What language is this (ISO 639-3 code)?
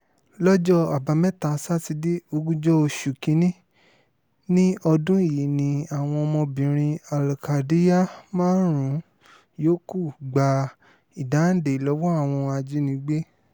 yor